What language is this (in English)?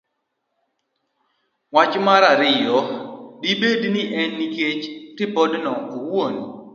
Luo (Kenya and Tanzania)